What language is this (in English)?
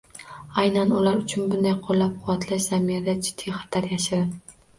Uzbek